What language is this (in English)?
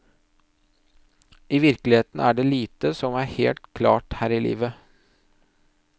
Norwegian